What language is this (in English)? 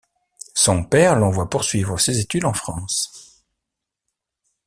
French